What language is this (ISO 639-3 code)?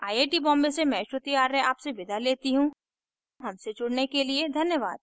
hin